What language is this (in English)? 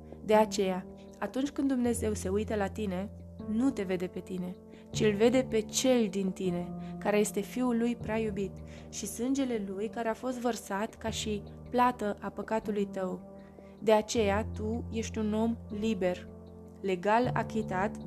Romanian